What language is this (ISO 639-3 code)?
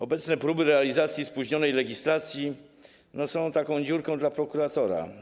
pol